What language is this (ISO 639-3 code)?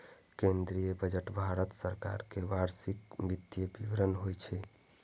mai